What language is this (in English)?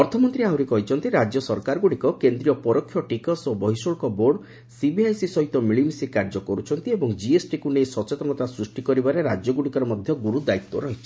Odia